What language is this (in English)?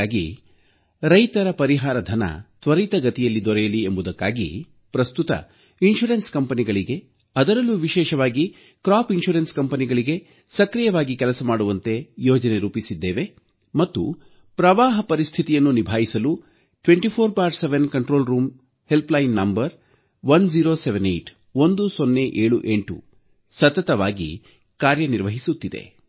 Kannada